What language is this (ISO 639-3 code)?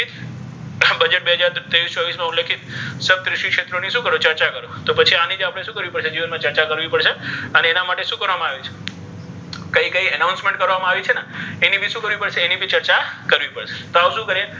guj